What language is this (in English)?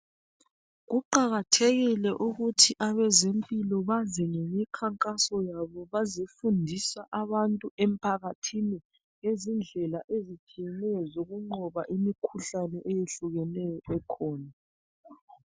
North Ndebele